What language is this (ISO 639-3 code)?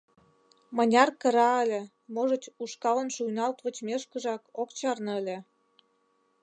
chm